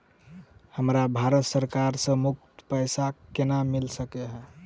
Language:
Maithili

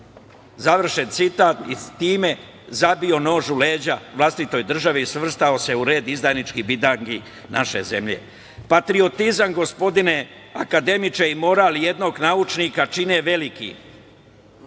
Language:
Serbian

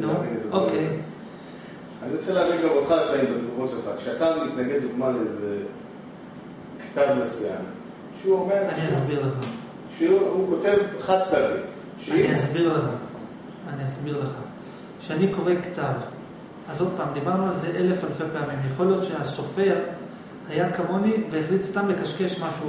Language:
Hebrew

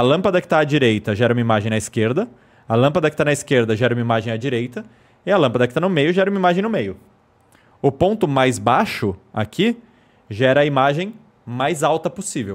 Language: Portuguese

